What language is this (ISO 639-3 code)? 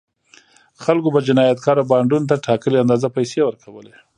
pus